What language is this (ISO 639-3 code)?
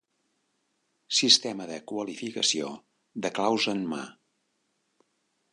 cat